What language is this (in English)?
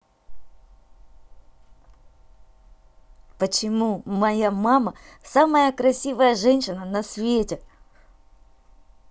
Russian